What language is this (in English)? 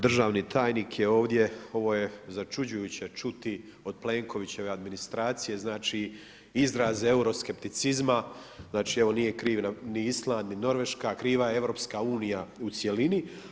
Croatian